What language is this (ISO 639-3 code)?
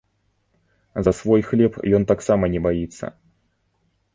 bel